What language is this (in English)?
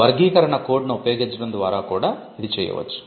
Telugu